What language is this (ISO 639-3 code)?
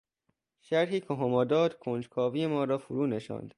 fas